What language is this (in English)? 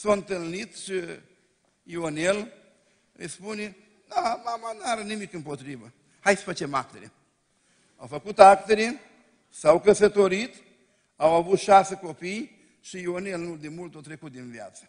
Romanian